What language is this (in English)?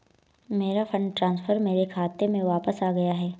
Hindi